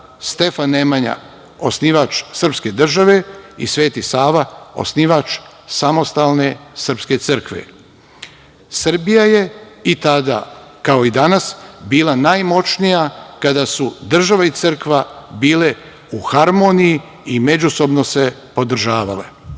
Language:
Serbian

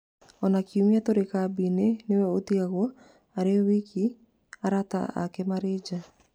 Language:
Kikuyu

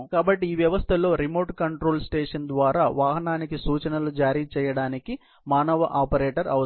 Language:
Telugu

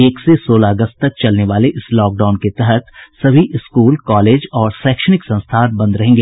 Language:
Hindi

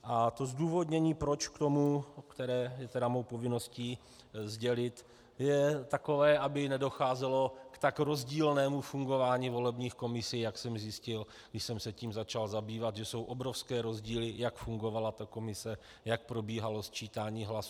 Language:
Czech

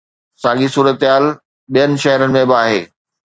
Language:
Sindhi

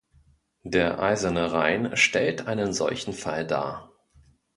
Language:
German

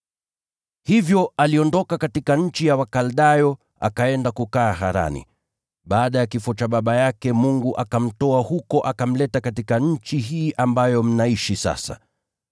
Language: Swahili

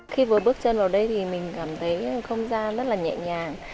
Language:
Vietnamese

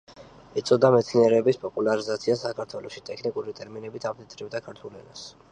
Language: Georgian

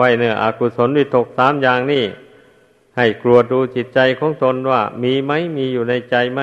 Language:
Thai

